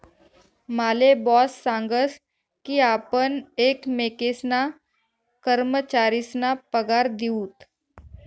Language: Marathi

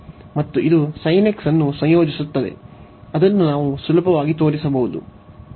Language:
Kannada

